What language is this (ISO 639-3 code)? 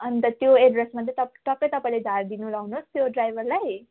nep